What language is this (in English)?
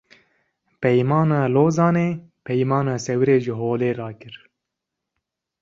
Kurdish